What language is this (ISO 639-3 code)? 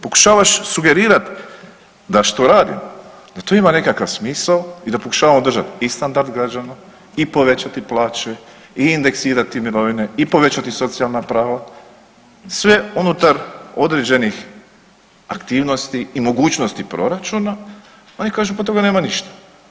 hrv